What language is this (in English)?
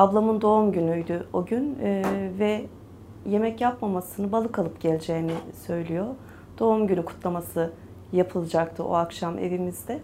Turkish